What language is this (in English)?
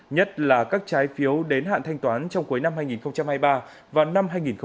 Vietnamese